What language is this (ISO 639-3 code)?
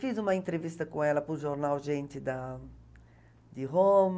por